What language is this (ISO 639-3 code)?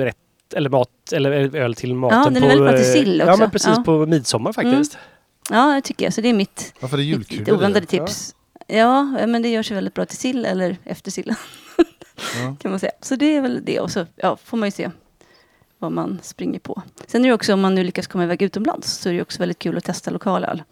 swe